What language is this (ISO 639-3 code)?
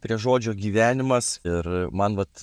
lit